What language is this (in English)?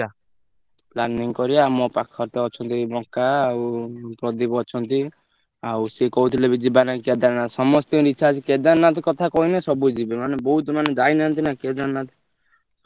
Odia